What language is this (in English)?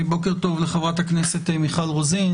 Hebrew